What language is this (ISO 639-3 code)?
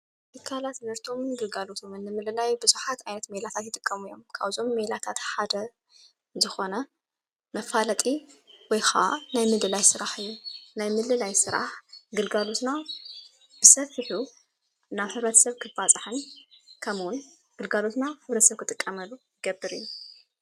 tir